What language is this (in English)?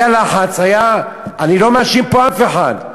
Hebrew